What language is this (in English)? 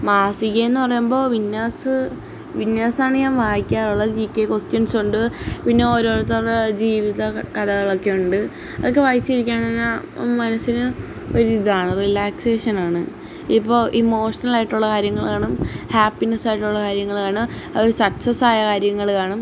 Malayalam